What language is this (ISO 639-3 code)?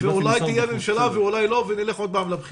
heb